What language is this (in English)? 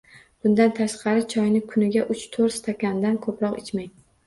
Uzbek